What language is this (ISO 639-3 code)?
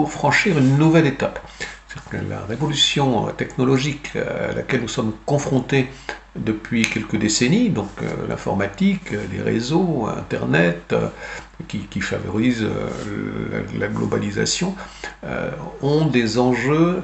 fra